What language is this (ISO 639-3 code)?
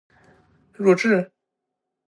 zho